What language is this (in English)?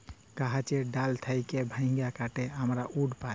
Bangla